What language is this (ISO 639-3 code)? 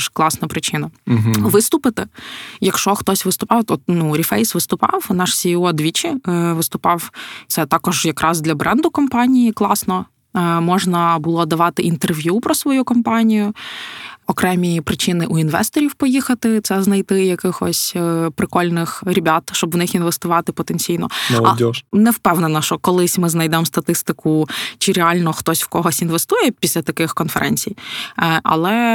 ukr